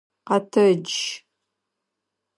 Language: Adyghe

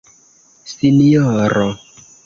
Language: Esperanto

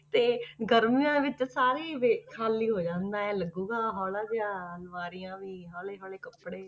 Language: Punjabi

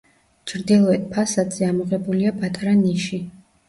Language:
Georgian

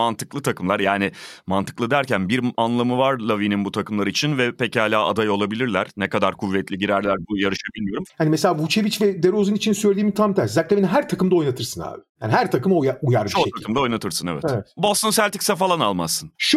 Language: Turkish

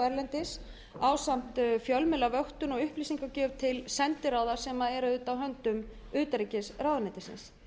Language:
Icelandic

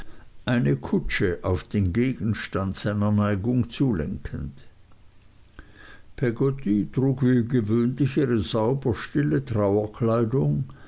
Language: German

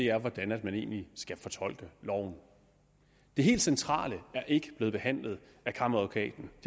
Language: Danish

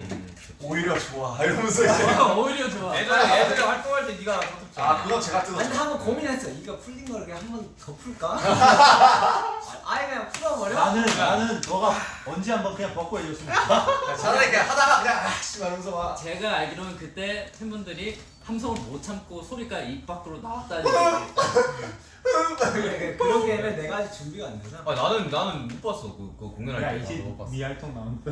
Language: Korean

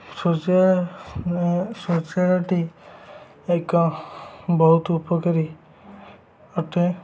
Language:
Odia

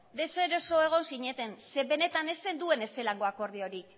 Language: Basque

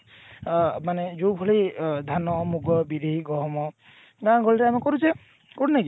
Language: Odia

